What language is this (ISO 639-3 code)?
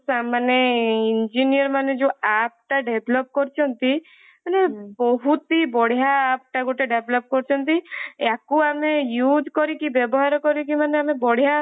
ori